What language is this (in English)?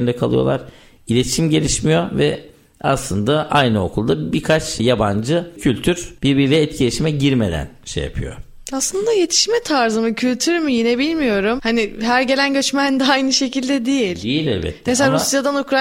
Turkish